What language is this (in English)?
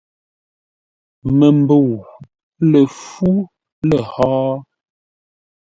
Ngombale